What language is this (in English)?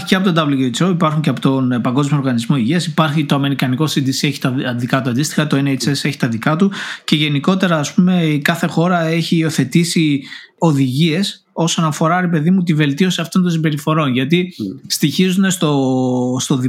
Greek